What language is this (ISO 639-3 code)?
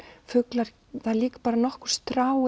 isl